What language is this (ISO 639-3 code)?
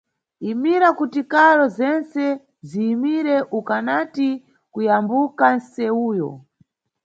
nyu